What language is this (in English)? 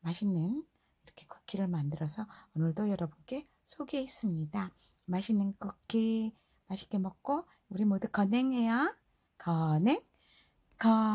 Korean